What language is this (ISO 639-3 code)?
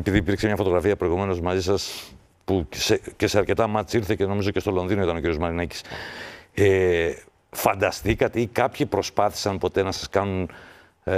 ell